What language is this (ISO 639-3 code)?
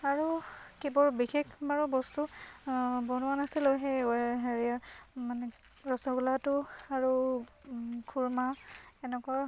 asm